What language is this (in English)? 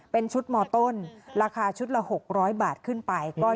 Thai